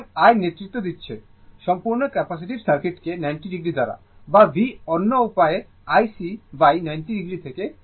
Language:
Bangla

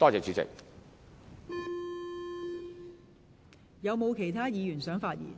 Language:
Cantonese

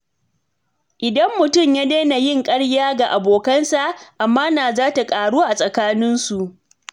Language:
Hausa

